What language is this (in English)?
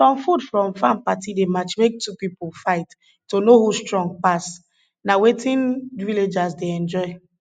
Nigerian Pidgin